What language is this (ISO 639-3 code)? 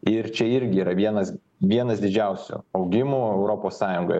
lit